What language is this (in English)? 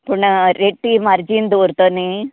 Konkani